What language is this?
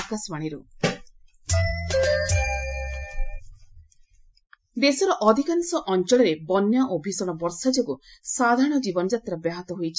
Odia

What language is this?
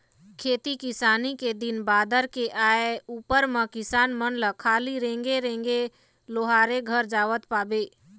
Chhattisgarhi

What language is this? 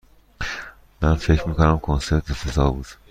Persian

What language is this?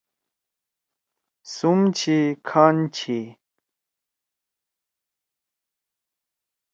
Torwali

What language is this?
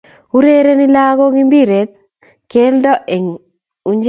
Kalenjin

